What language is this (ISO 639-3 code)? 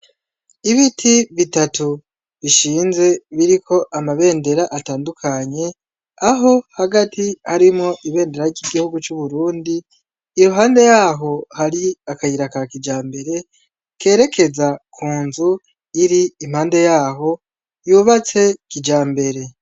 run